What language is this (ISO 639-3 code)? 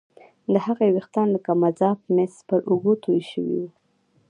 pus